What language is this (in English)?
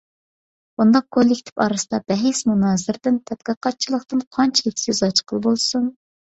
Uyghur